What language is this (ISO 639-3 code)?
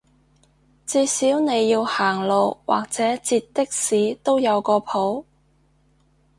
yue